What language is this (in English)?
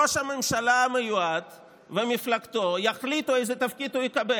Hebrew